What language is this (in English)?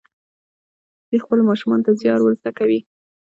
Pashto